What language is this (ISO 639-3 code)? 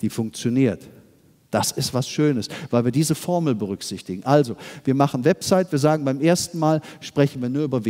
deu